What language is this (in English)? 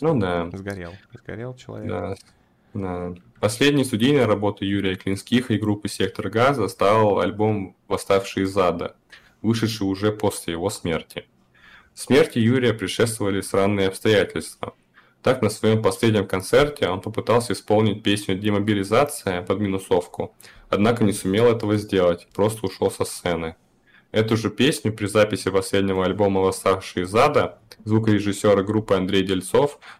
Russian